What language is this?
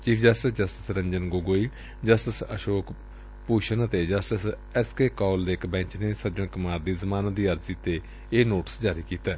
Punjabi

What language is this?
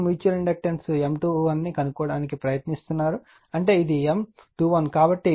Telugu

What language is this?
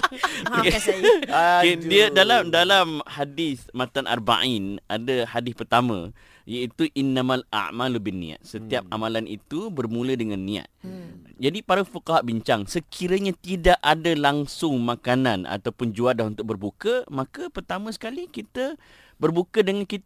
Malay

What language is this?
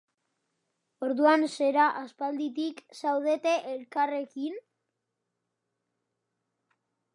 Basque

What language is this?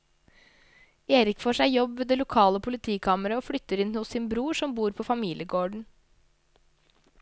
Norwegian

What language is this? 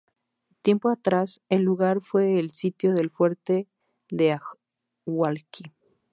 Spanish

